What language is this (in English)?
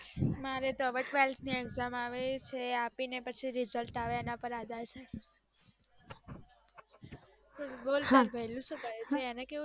Gujarati